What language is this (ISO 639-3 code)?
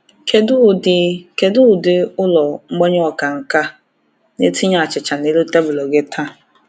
ibo